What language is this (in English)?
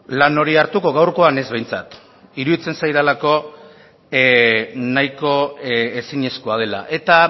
Basque